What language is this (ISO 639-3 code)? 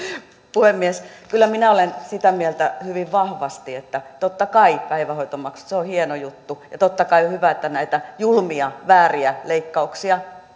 fin